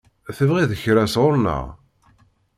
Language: Kabyle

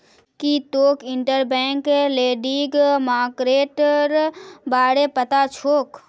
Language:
Magahi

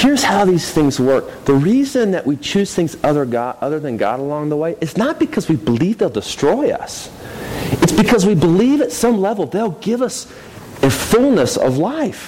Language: English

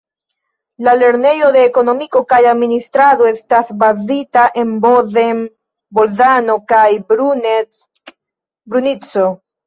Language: Esperanto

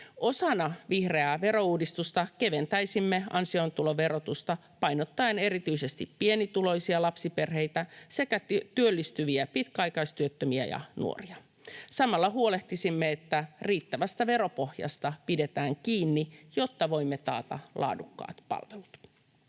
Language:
Finnish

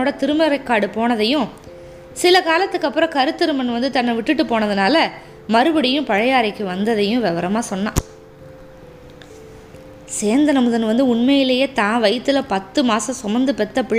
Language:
Tamil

